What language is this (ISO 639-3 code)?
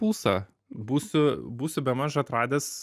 lit